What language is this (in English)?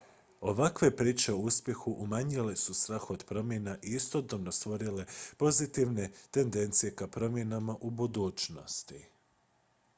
Croatian